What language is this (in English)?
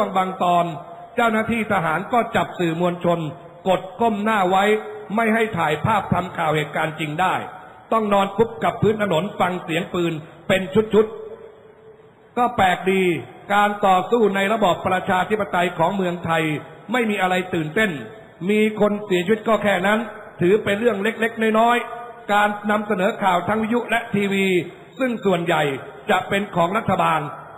Thai